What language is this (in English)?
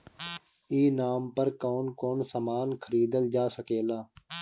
Bhojpuri